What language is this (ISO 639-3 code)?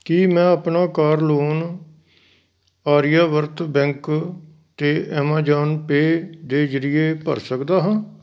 pan